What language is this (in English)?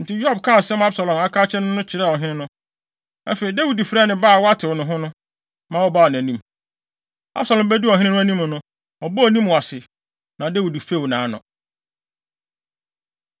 Akan